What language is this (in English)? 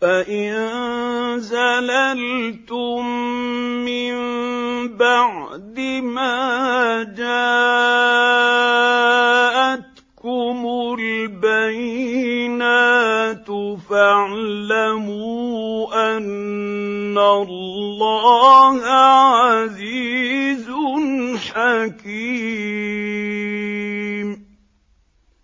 Arabic